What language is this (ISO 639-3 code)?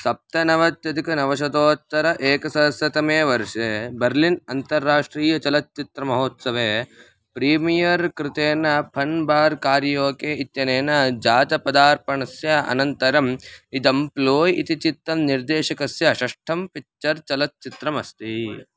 san